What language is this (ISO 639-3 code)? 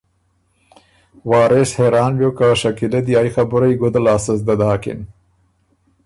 oru